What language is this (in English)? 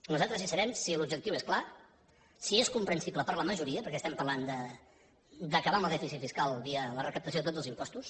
Catalan